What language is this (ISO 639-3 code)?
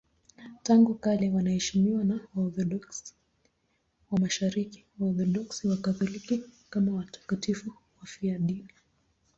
swa